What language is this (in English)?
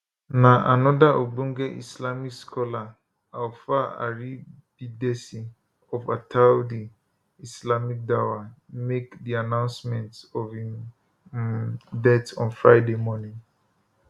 Nigerian Pidgin